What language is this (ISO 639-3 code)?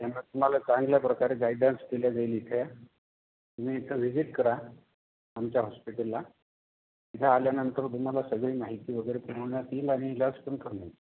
mar